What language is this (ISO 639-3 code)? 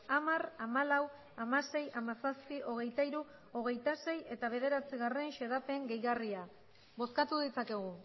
eus